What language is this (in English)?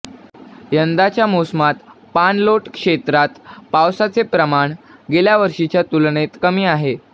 Marathi